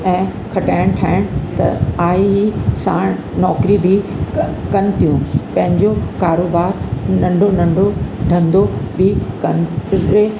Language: Sindhi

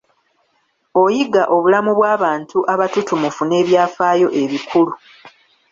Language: Ganda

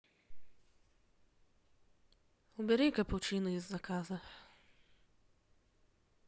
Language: Russian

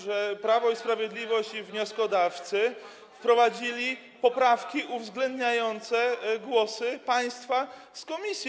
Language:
Polish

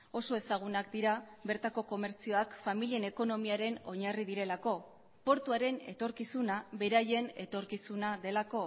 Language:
Basque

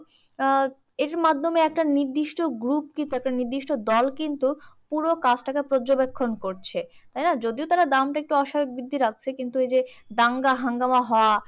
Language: Bangla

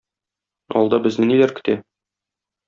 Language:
Tatar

